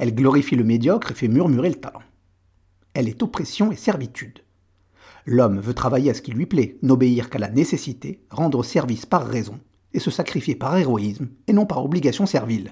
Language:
French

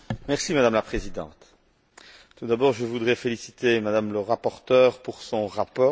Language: French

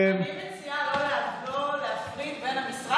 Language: Hebrew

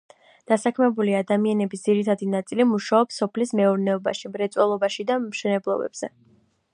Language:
Georgian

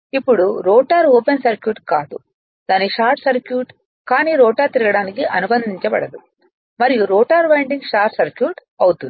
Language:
Telugu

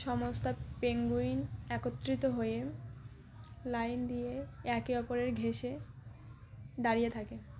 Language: Bangla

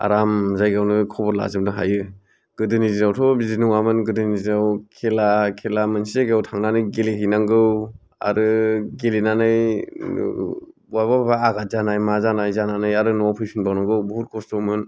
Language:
Bodo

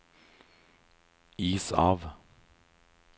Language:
Norwegian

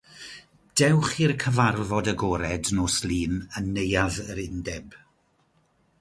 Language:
Welsh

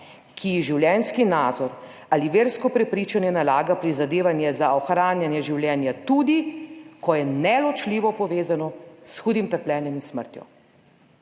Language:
Slovenian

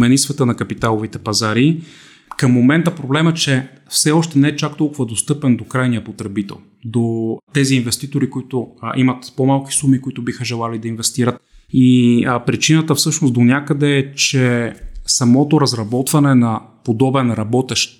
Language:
Bulgarian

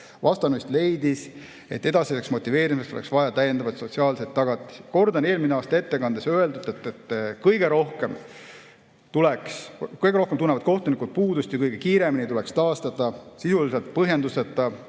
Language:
Estonian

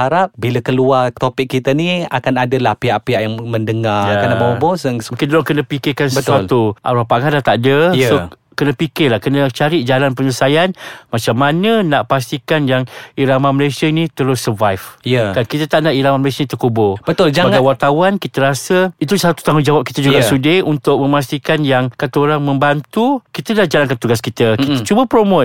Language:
Malay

